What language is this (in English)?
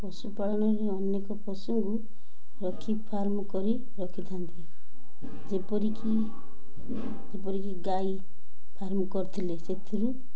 Odia